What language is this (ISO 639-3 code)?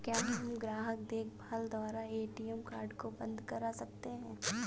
hin